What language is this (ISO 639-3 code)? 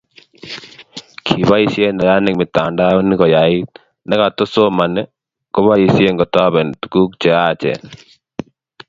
kln